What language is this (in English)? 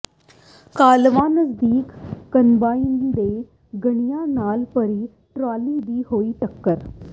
Punjabi